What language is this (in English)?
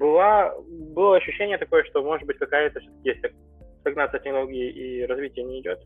Russian